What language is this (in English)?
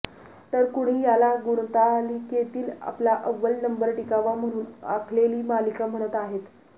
Marathi